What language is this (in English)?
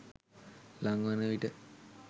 Sinhala